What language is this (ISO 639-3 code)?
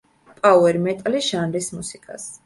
kat